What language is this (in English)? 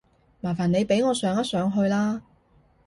Cantonese